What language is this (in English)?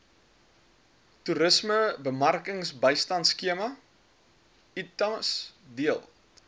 Afrikaans